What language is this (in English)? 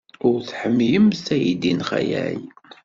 Kabyle